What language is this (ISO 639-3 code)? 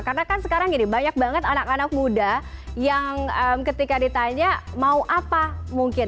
ind